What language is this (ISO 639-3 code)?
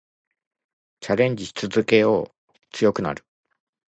jpn